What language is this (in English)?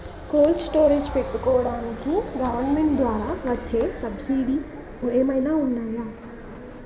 Telugu